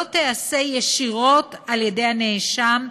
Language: Hebrew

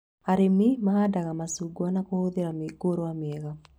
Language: Kikuyu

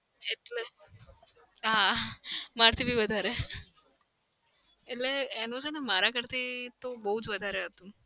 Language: Gujarati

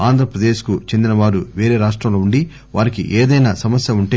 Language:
Telugu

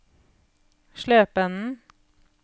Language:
Norwegian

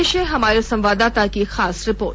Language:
Hindi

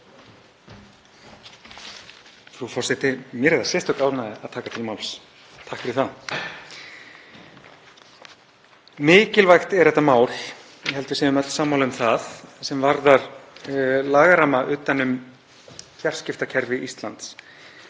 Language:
Icelandic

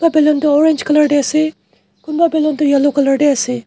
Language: Naga Pidgin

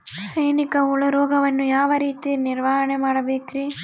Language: Kannada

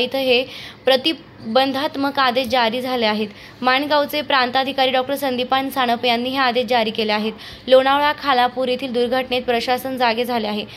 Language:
Marathi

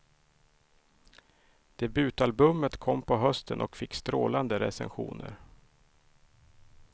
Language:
Swedish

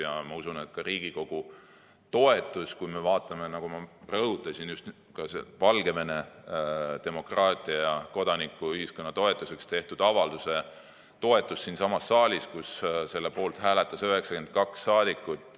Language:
Estonian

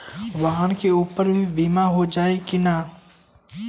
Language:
Bhojpuri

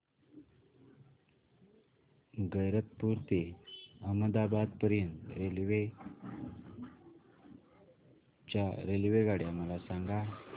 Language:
Marathi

